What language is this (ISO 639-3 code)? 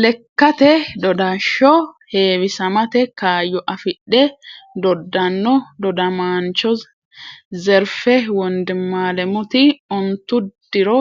sid